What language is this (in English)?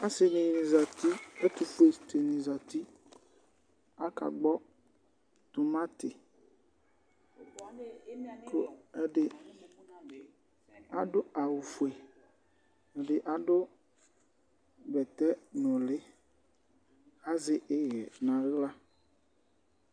Ikposo